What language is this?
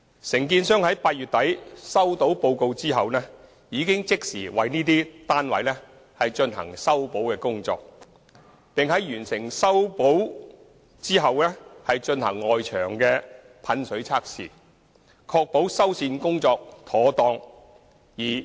Cantonese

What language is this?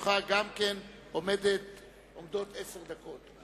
Hebrew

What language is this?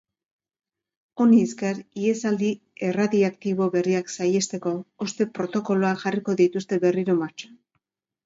Basque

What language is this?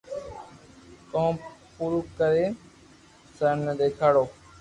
Loarki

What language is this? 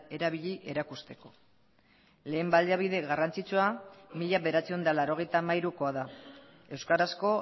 Basque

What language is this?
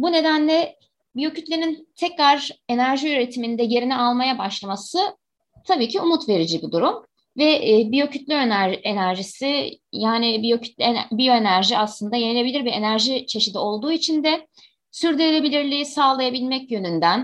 Turkish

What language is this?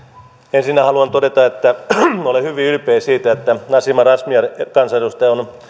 Finnish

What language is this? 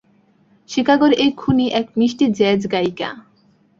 Bangla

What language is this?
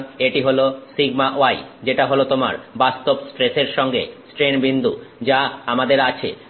Bangla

